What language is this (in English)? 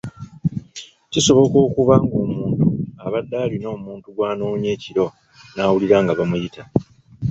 Ganda